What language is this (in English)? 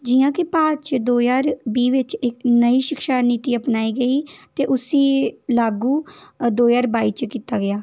Dogri